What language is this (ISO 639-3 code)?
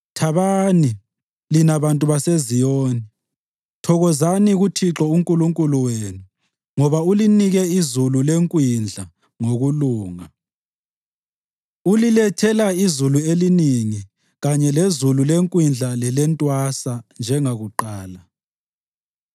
nde